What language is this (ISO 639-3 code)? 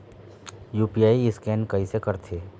hne